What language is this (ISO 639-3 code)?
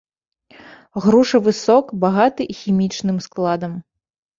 bel